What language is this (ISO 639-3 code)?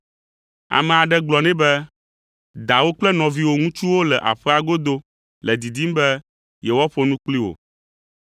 ewe